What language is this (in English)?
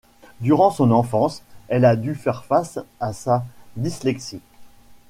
French